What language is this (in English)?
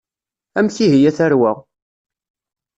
Kabyle